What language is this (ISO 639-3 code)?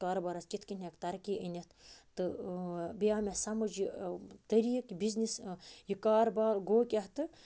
kas